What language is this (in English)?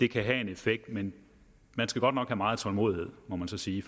Danish